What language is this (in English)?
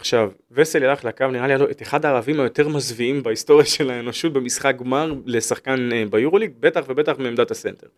Hebrew